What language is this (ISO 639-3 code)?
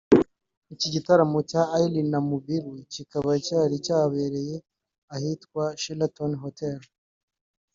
kin